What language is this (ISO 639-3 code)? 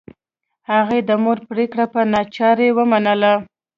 pus